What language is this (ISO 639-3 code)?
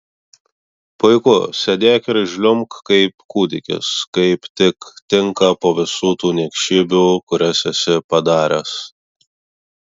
lit